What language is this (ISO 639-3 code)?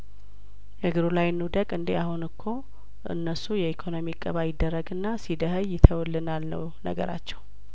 amh